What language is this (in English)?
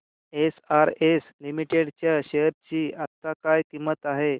Marathi